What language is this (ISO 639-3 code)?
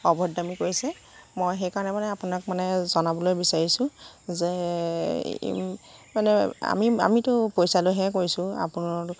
asm